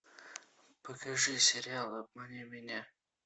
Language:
Russian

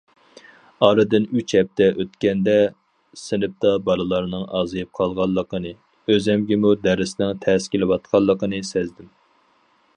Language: Uyghur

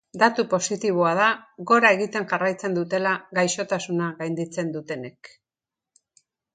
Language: Basque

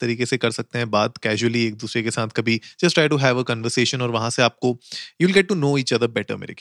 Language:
Hindi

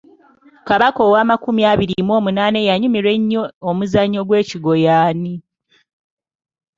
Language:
Ganda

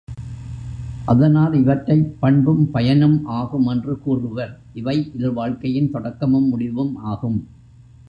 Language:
Tamil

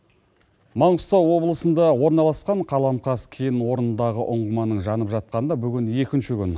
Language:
Kazakh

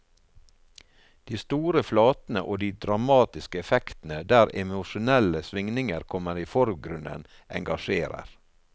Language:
Norwegian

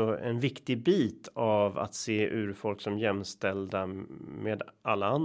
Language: Swedish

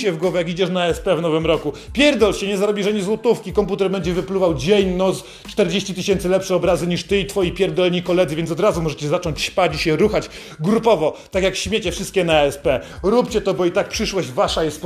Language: Polish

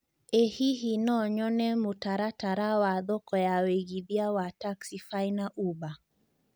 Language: Kikuyu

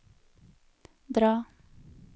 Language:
Norwegian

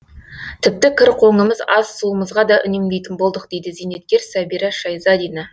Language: Kazakh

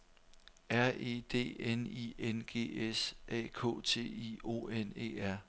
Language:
Danish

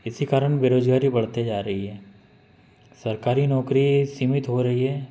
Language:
Hindi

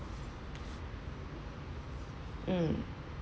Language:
English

